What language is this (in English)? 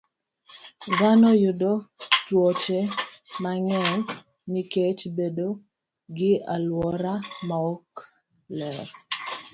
Luo (Kenya and Tanzania)